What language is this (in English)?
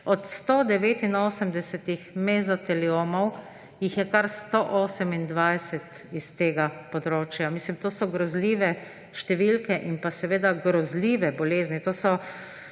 Slovenian